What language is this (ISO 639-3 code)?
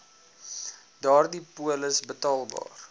afr